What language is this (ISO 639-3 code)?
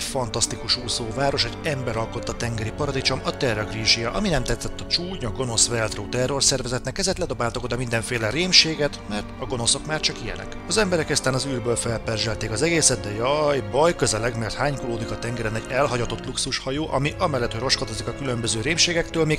hun